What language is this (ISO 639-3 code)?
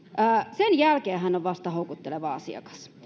fin